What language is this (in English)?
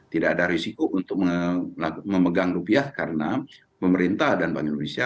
Indonesian